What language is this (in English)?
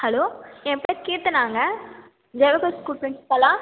Tamil